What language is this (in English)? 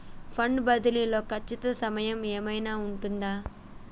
Telugu